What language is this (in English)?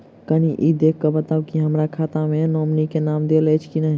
Maithili